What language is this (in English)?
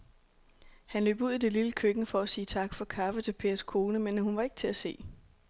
Danish